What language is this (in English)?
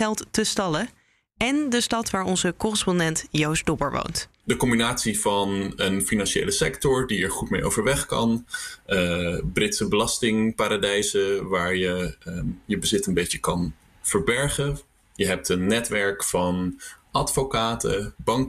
Dutch